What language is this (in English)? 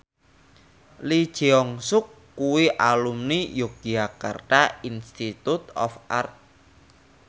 Javanese